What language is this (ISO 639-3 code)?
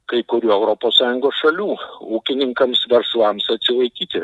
lit